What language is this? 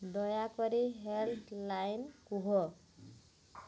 Odia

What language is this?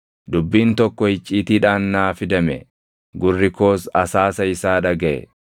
Oromo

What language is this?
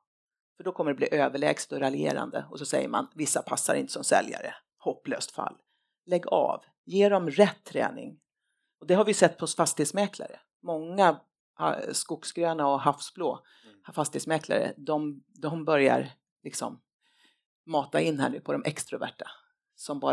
Swedish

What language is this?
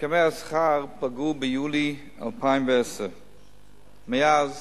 Hebrew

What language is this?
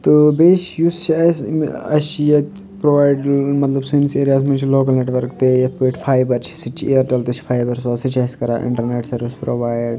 Kashmiri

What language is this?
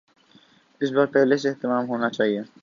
Urdu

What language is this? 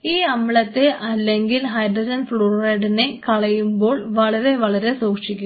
Malayalam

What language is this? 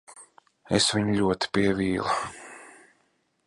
Latvian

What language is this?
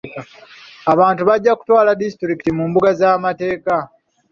Ganda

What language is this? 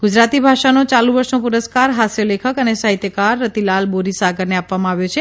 Gujarati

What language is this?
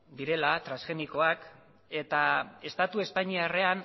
Basque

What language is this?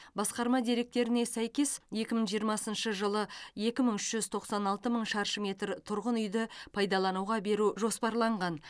Kazakh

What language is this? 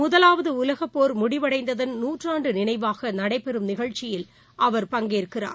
Tamil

